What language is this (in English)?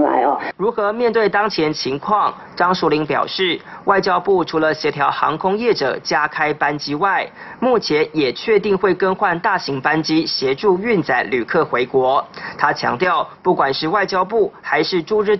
Chinese